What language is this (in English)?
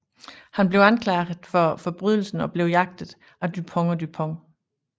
Danish